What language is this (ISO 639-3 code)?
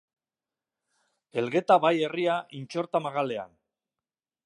eus